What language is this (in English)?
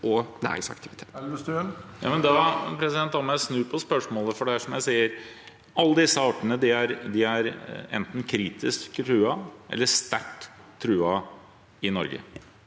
Norwegian